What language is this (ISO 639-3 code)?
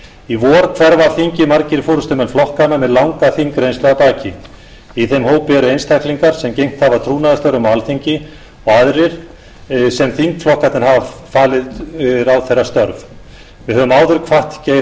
isl